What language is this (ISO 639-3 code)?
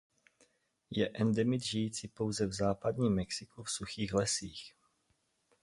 ces